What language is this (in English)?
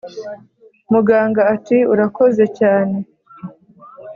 Kinyarwanda